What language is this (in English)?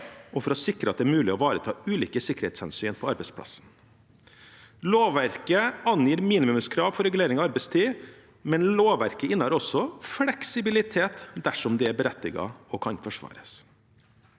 Norwegian